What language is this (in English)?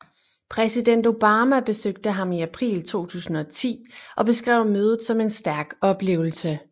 Danish